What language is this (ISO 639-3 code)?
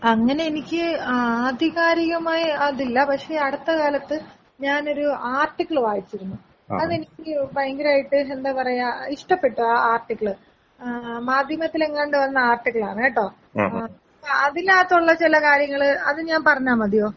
mal